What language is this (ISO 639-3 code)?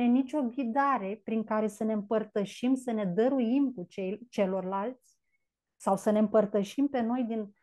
ron